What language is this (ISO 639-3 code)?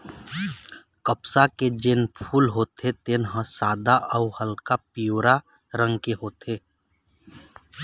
hne